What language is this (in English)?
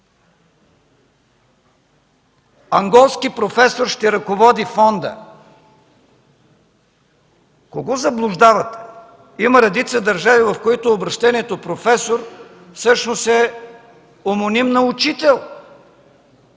Bulgarian